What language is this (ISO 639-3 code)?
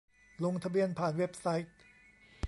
tha